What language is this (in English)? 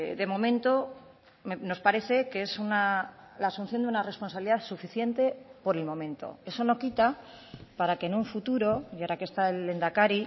Spanish